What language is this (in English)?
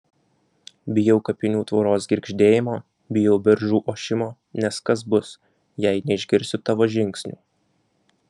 Lithuanian